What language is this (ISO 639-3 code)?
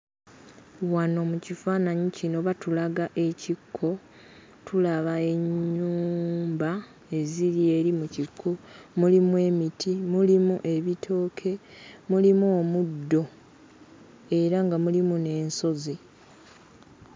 lug